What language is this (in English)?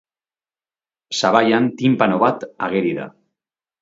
Basque